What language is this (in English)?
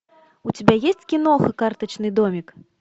Russian